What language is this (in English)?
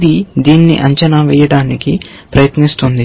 Telugu